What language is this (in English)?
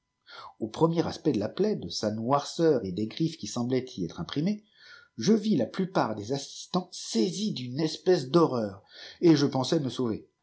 French